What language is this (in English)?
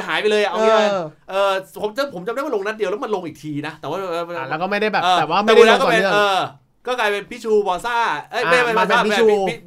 Thai